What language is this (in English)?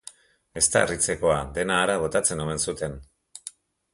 Basque